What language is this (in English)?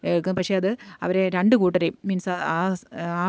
Malayalam